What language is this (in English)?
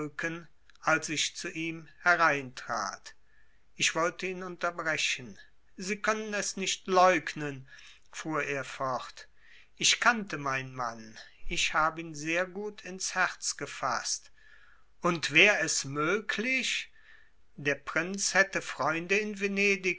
German